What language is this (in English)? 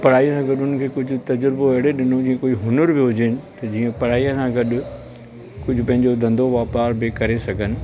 Sindhi